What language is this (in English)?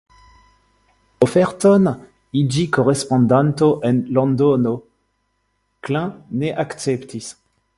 Esperanto